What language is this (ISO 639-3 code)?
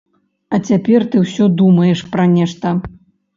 bel